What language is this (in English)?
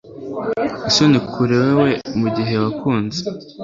Kinyarwanda